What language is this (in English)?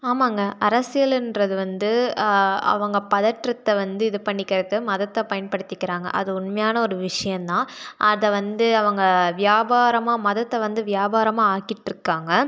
Tamil